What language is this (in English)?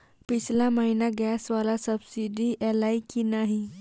Maithili